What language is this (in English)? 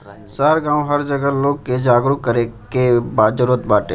Bhojpuri